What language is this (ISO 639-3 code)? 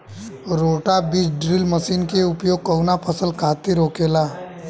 bho